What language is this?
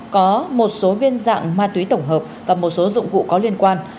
Vietnamese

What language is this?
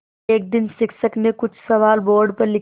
Hindi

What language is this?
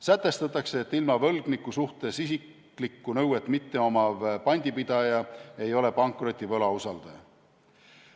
Estonian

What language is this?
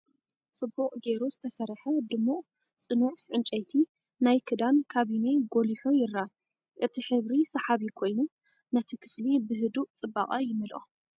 Tigrinya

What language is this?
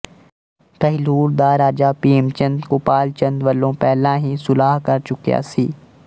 Punjabi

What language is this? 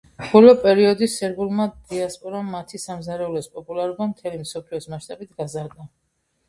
Georgian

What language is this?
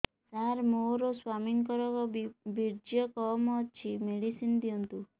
Odia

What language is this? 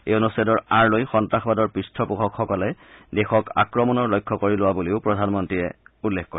Assamese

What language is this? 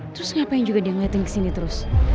Indonesian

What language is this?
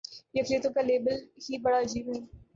Urdu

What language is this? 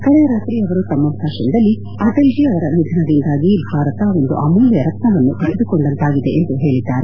Kannada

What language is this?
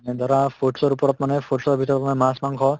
Assamese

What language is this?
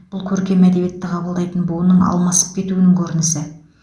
Kazakh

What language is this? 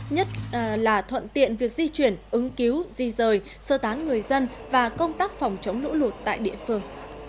Vietnamese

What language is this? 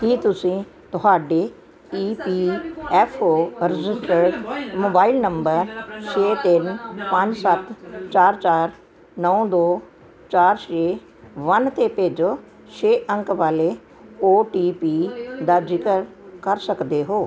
Punjabi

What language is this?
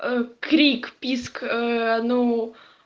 Russian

